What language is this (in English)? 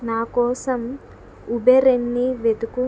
Telugu